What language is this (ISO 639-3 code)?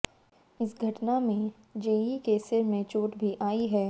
hin